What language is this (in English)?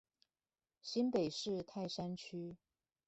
Chinese